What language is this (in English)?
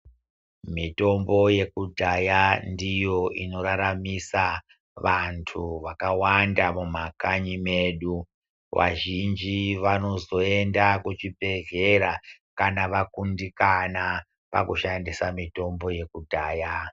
Ndau